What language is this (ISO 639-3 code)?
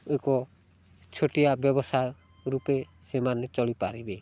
ori